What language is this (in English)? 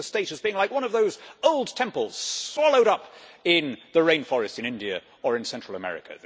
English